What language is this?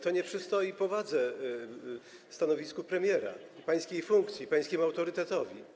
Polish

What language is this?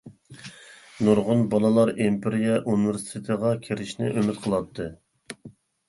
Uyghur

